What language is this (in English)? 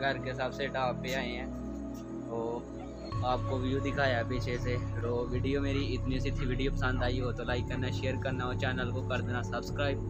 Hindi